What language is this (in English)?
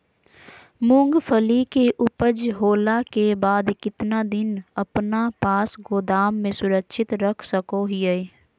Magahi